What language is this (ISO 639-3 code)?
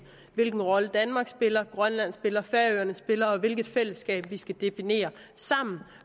dan